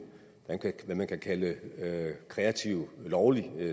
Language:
Danish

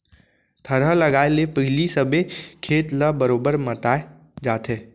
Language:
Chhattisgarhi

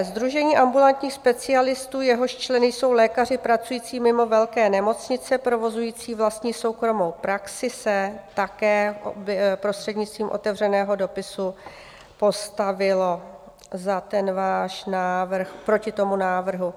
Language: Czech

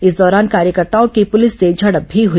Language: Hindi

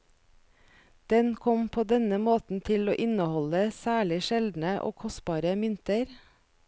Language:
Norwegian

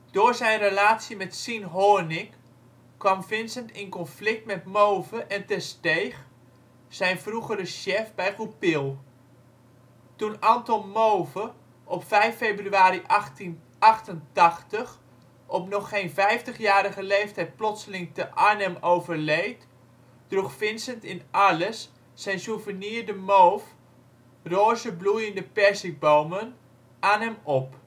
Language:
Dutch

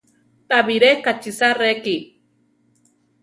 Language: Central Tarahumara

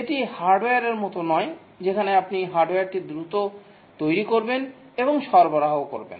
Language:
Bangla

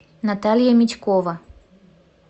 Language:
Russian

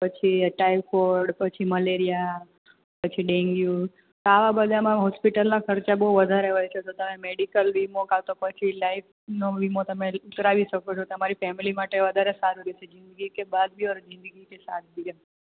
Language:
Gujarati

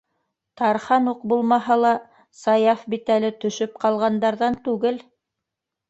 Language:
Bashkir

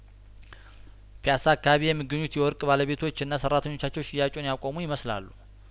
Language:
Amharic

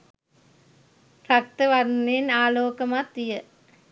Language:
Sinhala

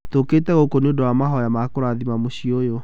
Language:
Kikuyu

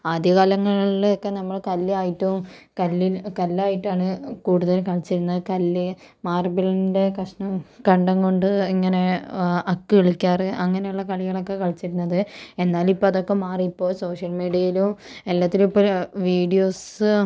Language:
Malayalam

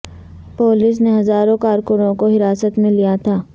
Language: Urdu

